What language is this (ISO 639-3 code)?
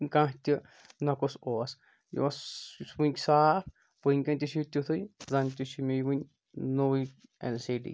kas